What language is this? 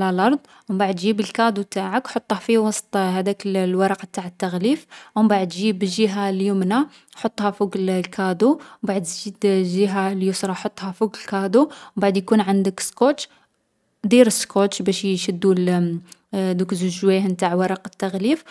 Algerian Arabic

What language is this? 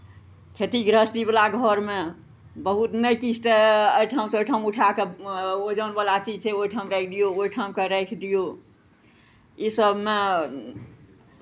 Maithili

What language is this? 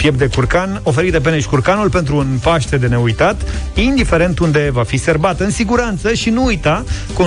Romanian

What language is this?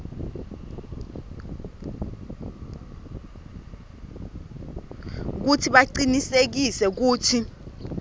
Swati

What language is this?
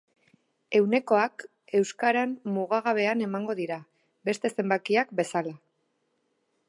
Basque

